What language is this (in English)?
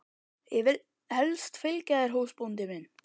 Icelandic